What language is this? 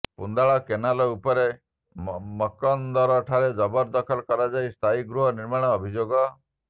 Odia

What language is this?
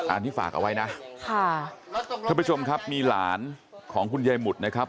Thai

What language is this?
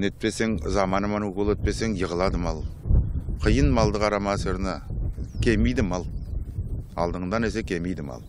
Turkish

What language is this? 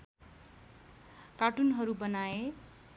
Nepali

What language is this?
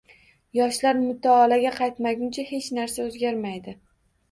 Uzbek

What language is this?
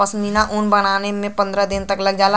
Bhojpuri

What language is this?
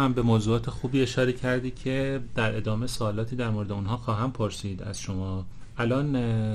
Persian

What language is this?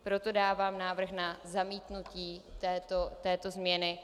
Czech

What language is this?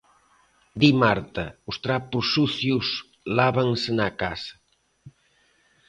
Galician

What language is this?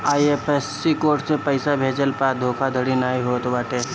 Bhojpuri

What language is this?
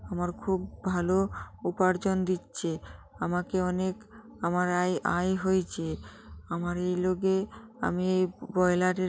Bangla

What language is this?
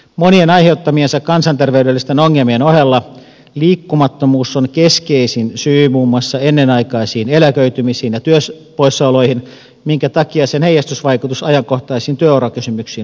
Finnish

